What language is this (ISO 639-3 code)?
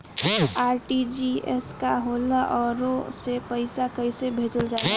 bho